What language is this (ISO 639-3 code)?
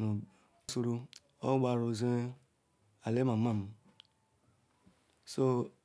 ikw